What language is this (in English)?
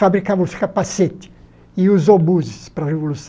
Portuguese